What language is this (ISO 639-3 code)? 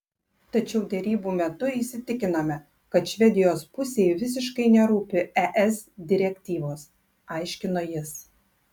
lit